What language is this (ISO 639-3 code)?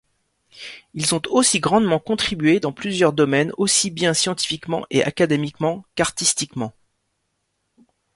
fra